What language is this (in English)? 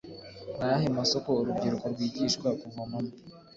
Kinyarwanda